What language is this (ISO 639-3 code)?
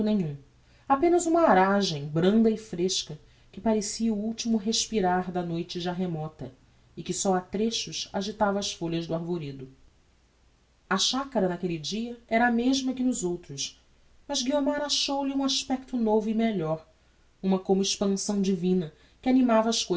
por